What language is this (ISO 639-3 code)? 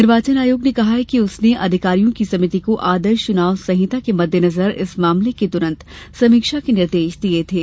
hin